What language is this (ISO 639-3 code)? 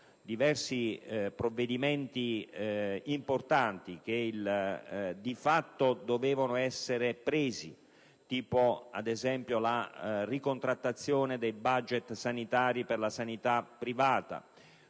ita